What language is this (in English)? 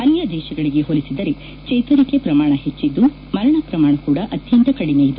Kannada